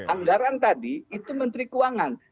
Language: Indonesian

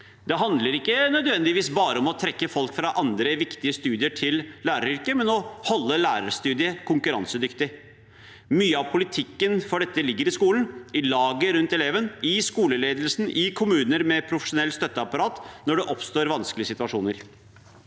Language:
Norwegian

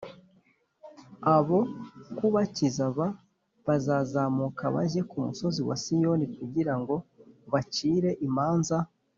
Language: Kinyarwanda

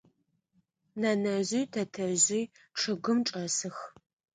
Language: Adyghe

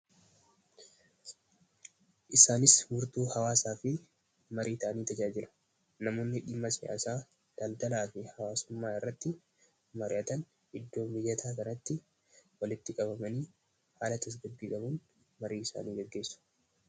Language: Oromo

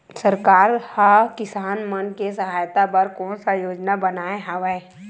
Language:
Chhattisgarhi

